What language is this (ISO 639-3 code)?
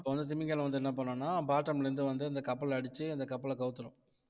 tam